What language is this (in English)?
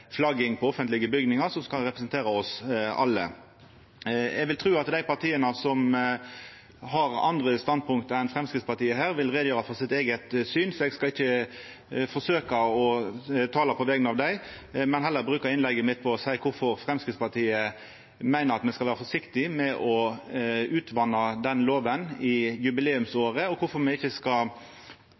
Norwegian Nynorsk